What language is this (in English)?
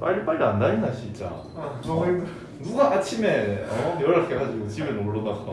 Korean